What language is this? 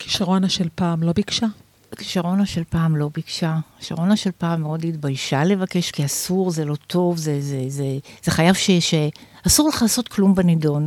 Hebrew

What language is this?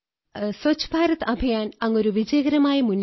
Malayalam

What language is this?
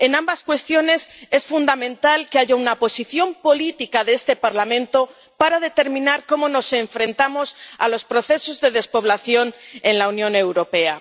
Spanish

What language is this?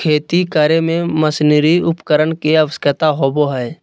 Magahi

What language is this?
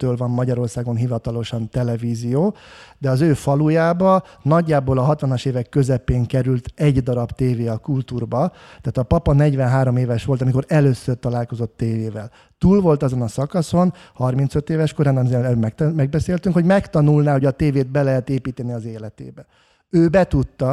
Hungarian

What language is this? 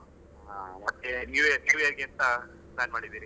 Kannada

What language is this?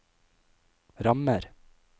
Norwegian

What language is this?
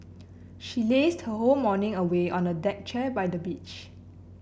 English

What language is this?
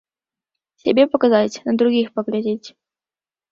Belarusian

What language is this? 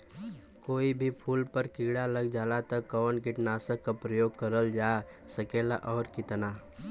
Bhojpuri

